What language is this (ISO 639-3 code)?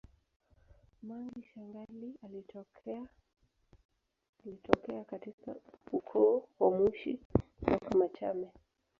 swa